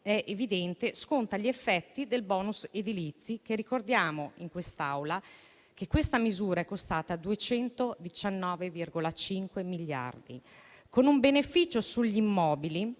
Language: Italian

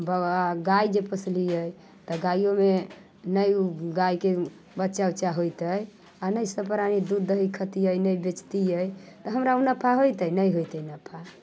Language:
Maithili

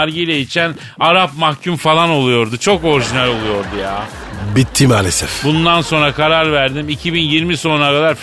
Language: Turkish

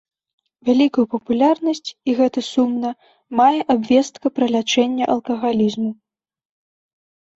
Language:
Belarusian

